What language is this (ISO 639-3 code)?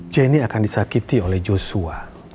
ind